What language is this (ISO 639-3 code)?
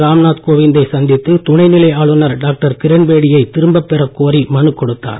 tam